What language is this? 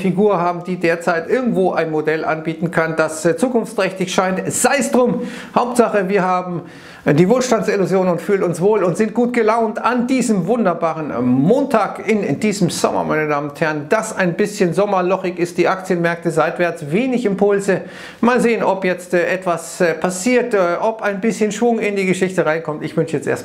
German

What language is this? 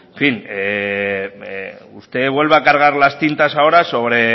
Spanish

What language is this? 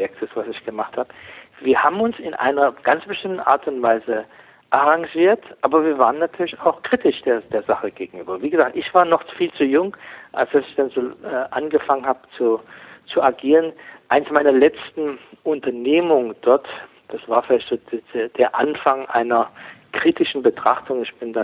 German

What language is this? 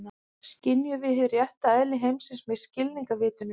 Icelandic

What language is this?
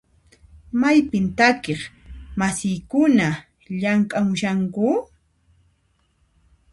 Puno Quechua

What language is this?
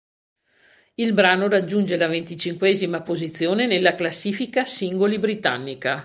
Italian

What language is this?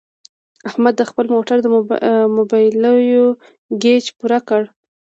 Pashto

